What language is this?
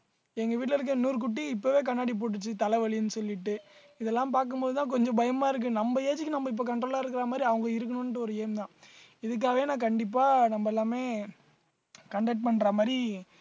Tamil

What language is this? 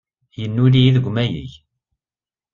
Kabyle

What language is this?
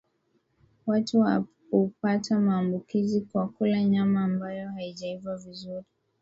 Swahili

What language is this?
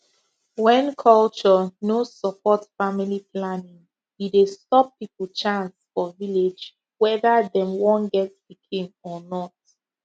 Nigerian Pidgin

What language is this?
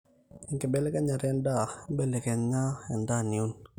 Masai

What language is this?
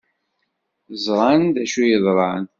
Kabyle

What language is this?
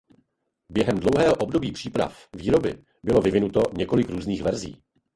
Czech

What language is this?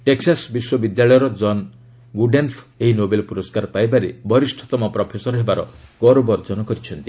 Odia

